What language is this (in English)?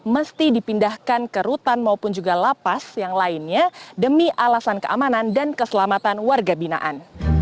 Indonesian